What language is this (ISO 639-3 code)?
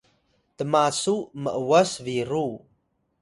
tay